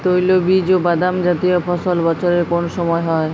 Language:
Bangla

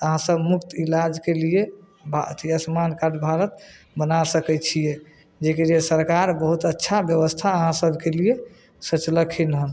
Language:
Maithili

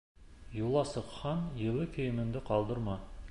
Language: Bashkir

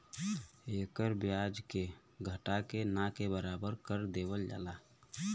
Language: Bhojpuri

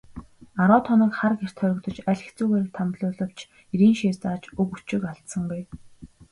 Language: Mongolian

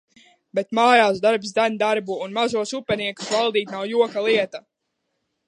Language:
Latvian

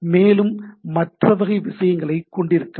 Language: Tamil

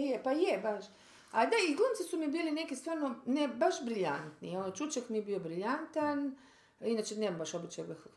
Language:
Croatian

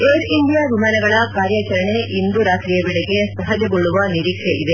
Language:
Kannada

